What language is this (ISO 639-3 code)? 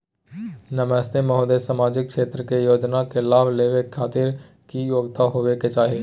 mai